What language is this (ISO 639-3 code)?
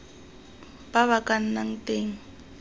tsn